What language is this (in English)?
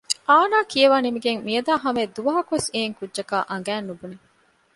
Divehi